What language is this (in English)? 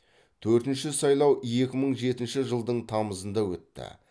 Kazakh